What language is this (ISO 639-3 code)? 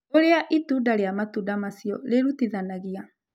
kik